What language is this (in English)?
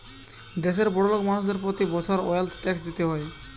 Bangla